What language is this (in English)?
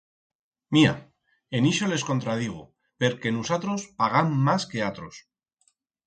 Aragonese